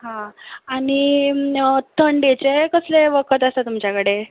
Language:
Konkani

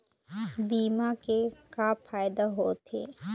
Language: Chhattisgarhi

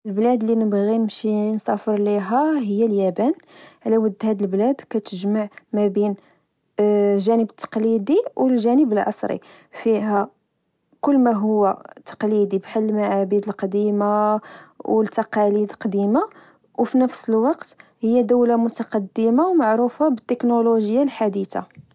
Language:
Moroccan Arabic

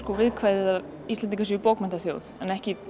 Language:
Icelandic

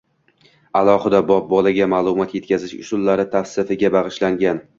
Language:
Uzbek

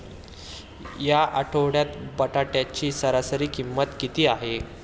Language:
Marathi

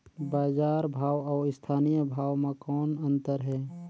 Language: Chhattisgarhi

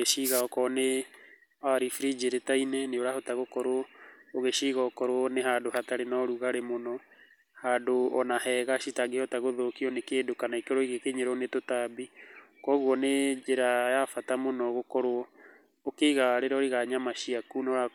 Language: Kikuyu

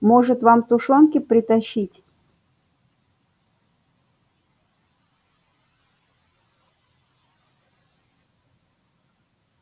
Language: Russian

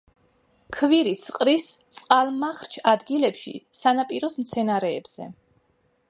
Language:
Georgian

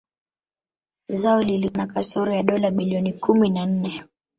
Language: Swahili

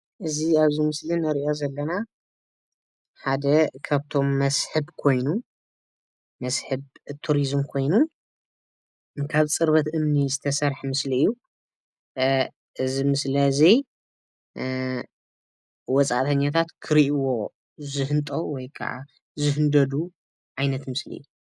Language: Tigrinya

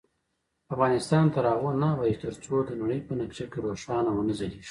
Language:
Pashto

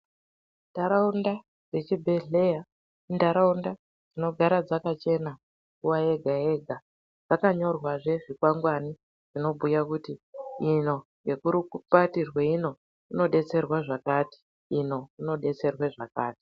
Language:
Ndau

